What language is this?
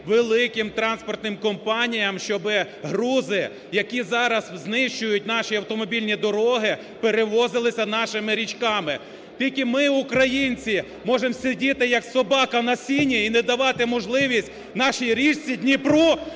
Ukrainian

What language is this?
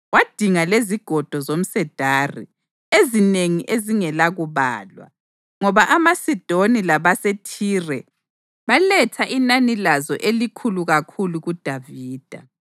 North Ndebele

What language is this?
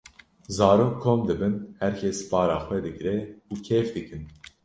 Kurdish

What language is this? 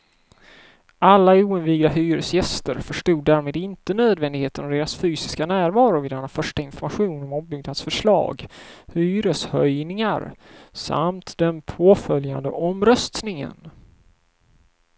Swedish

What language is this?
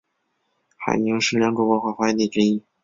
Chinese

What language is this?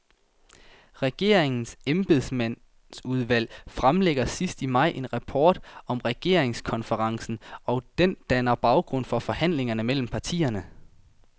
Danish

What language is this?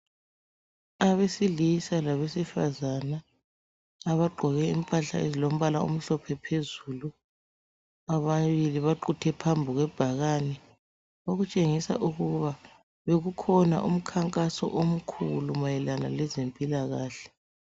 North Ndebele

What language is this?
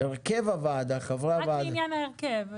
Hebrew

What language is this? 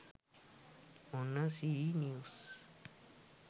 Sinhala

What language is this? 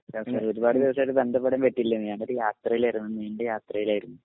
Malayalam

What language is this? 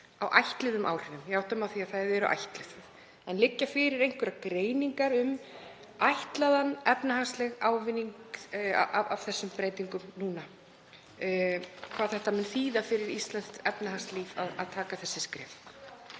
Icelandic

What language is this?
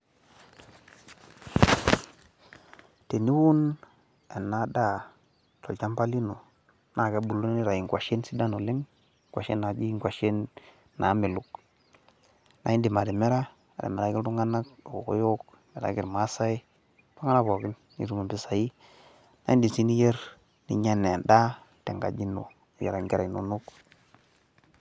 Masai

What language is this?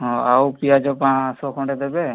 Odia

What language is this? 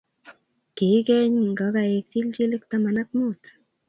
Kalenjin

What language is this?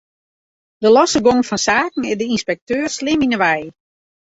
Western Frisian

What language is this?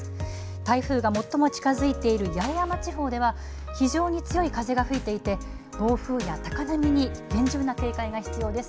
Japanese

